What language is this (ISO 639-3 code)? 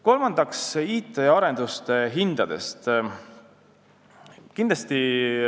est